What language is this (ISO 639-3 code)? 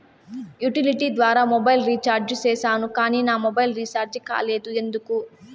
tel